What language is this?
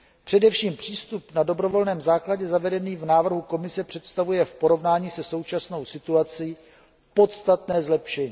Czech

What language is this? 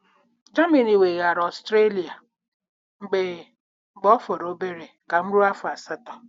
Igbo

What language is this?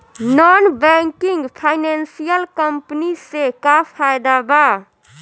Bhojpuri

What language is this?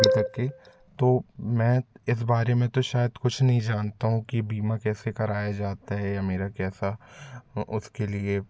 Hindi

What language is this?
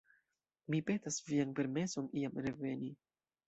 Esperanto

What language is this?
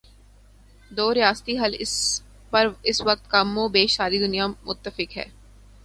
Urdu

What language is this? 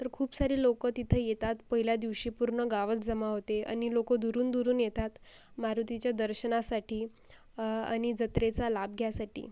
Marathi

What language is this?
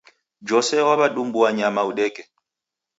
Taita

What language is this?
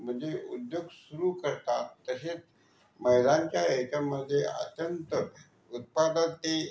Marathi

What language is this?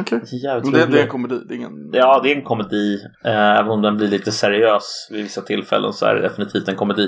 Swedish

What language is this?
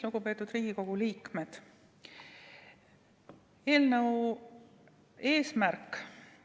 Estonian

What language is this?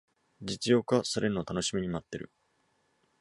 Japanese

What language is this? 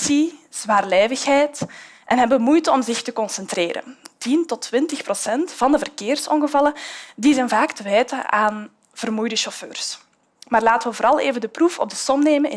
Dutch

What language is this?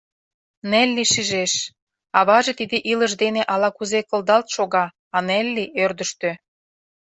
Mari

